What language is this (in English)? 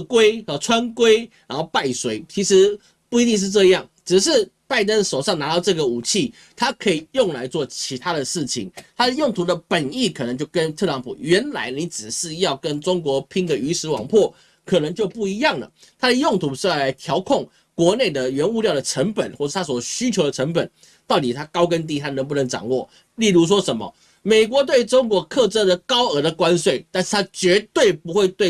Chinese